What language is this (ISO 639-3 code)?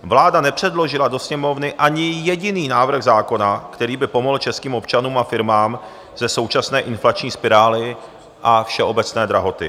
ces